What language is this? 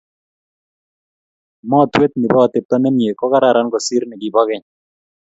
Kalenjin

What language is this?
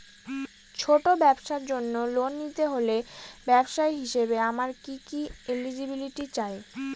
Bangla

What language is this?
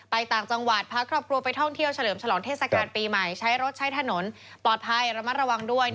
Thai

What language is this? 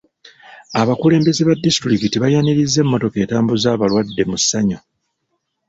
Ganda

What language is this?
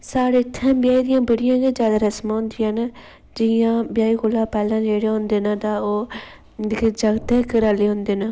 Dogri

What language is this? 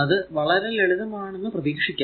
Malayalam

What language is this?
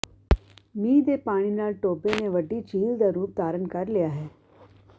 Punjabi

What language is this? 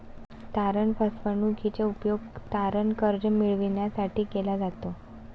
Marathi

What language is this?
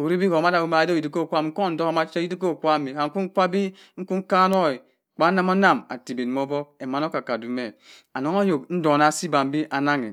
Cross River Mbembe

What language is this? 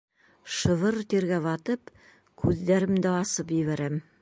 Bashkir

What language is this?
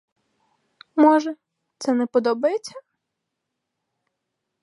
Ukrainian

